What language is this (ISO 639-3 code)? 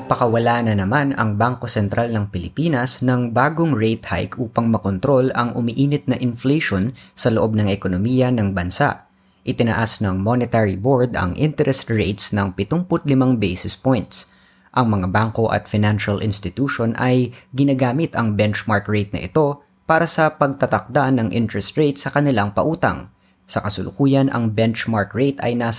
fil